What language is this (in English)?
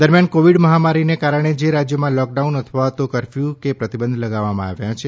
Gujarati